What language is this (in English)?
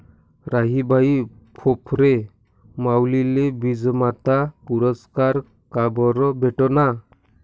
Marathi